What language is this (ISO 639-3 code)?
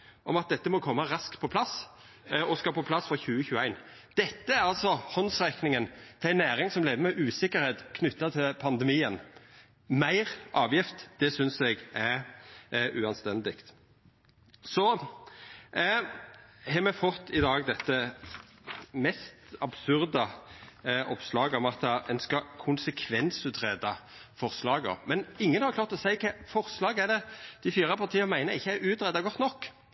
nno